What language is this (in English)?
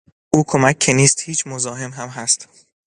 Persian